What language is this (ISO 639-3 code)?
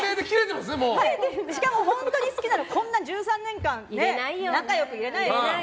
jpn